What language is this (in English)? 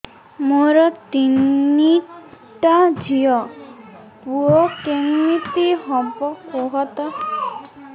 Odia